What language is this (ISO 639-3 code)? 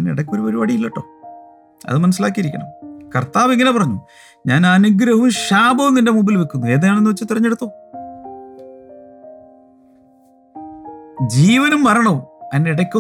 mal